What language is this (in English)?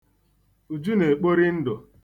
Igbo